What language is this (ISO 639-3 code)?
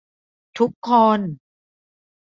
tha